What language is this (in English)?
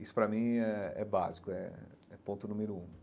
Portuguese